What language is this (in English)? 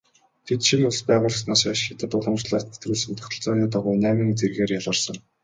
Mongolian